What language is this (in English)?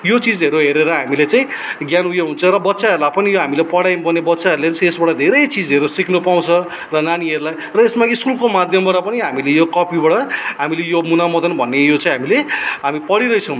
Nepali